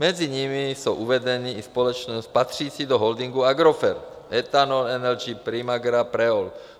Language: Czech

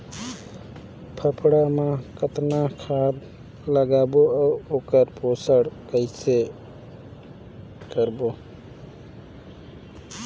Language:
Chhattisgarhi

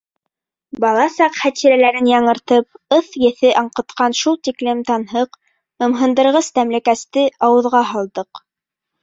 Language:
Bashkir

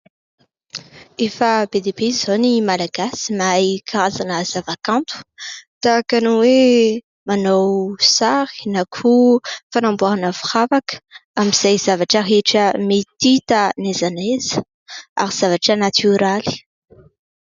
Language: Malagasy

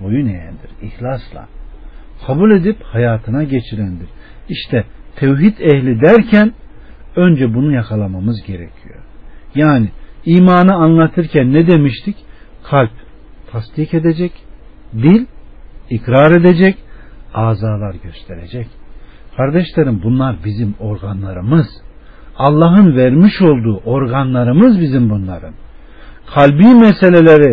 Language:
Turkish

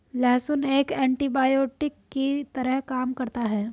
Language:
Hindi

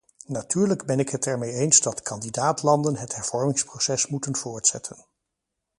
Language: Dutch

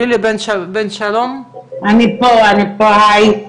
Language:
Hebrew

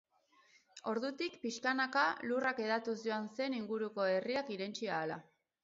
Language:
Basque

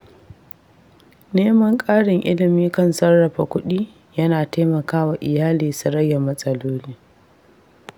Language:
Hausa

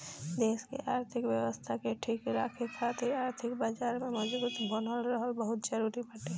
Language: Bhojpuri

